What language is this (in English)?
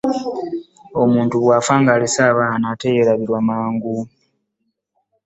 Ganda